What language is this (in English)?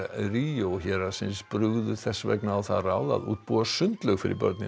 Icelandic